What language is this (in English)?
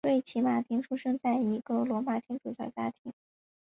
Chinese